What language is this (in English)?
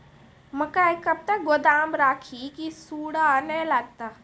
Maithili